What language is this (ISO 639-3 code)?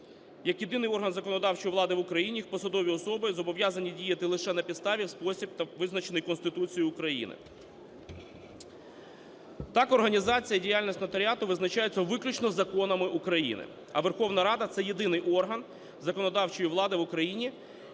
ukr